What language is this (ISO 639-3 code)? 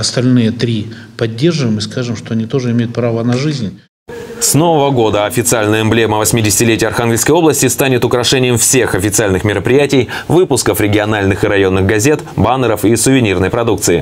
rus